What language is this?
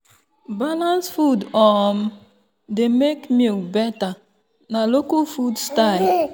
Nigerian Pidgin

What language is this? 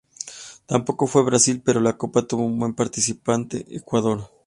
Spanish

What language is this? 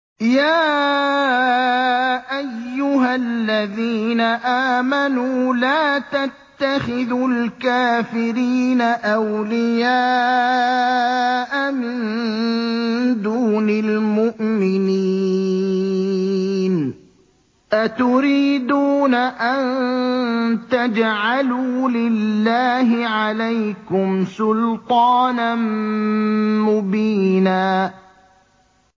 Arabic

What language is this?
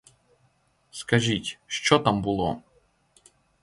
Ukrainian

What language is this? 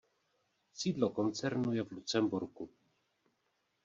Czech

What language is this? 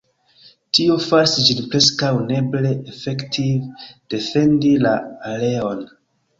Esperanto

